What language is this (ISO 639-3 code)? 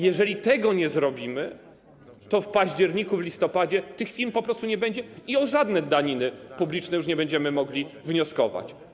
pol